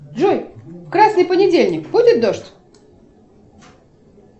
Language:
Russian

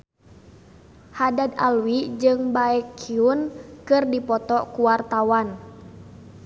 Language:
Sundanese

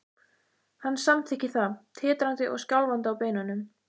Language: Icelandic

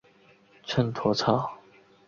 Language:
Chinese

